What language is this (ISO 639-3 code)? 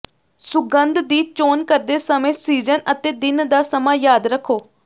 pan